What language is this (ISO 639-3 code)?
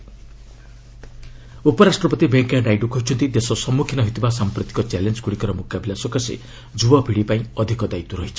ori